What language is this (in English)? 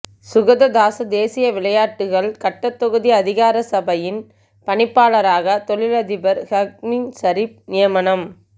Tamil